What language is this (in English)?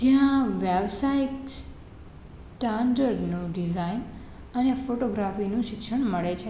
Gujarati